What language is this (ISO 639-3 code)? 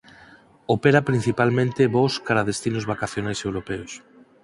glg